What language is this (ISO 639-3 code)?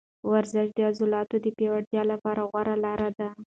pus